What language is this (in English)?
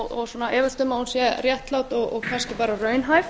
Icelandic